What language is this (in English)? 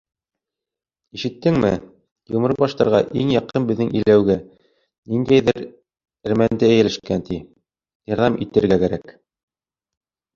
Bashkir